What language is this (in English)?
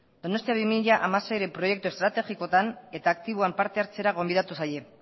Basque